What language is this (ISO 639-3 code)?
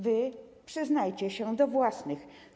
pol